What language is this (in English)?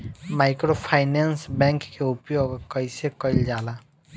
Bhojpuri